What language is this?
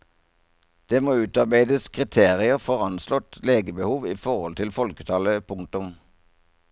Norwegian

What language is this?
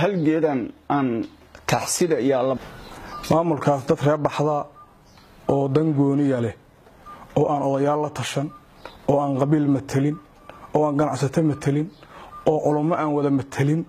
Arabic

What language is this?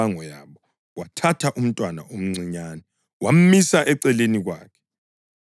North Ndebele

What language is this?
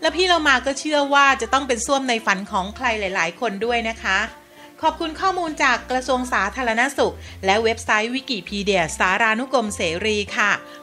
Thai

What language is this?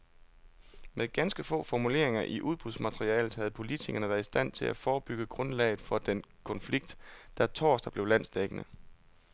Danish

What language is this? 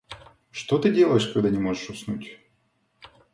Russian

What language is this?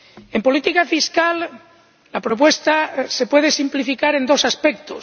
Spanish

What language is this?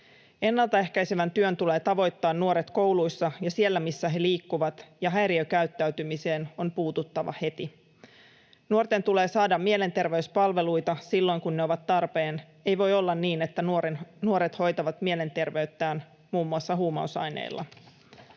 Finnish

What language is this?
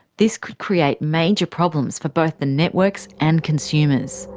English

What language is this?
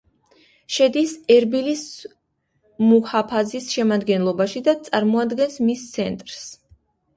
Georgian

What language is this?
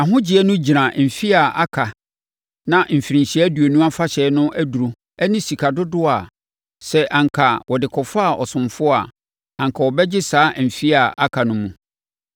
Akan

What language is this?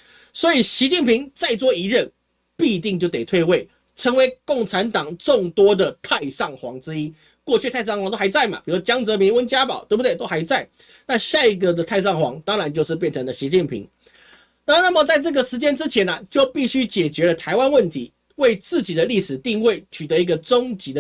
Chinese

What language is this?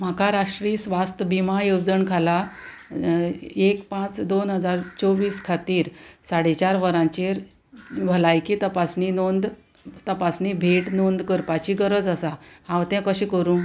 Konkani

